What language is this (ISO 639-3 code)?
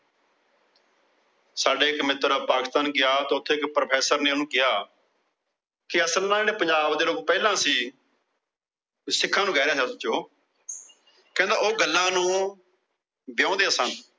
pan